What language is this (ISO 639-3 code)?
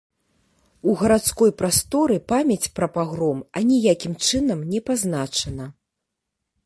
bel